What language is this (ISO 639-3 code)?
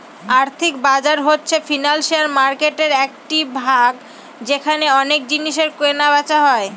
ben